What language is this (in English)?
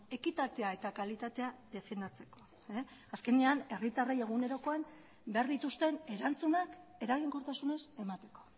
Basque